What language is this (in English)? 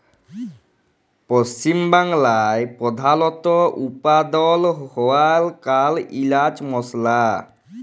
Bangla